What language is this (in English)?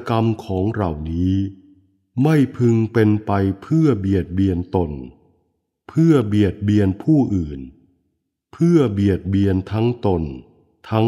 Thai